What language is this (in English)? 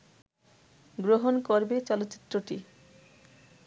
Bangla